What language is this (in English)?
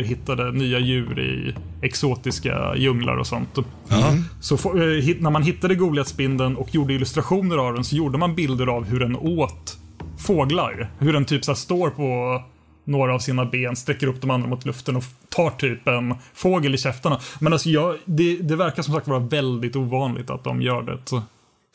Swedish